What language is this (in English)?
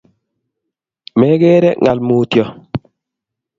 Kalenjin